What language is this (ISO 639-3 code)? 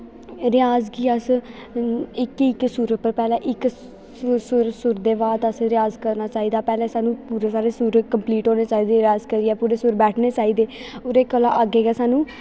doi